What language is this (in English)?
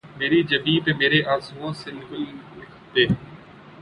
Urdu